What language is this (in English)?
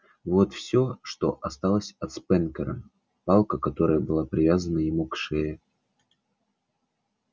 Russian